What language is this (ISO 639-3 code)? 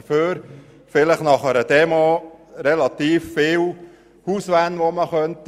gsw